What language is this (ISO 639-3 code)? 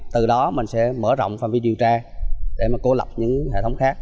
vie